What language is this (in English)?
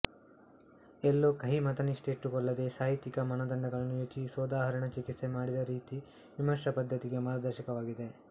Kannada